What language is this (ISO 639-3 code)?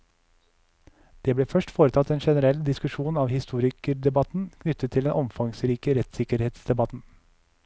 nor